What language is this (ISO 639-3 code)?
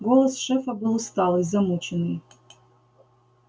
rus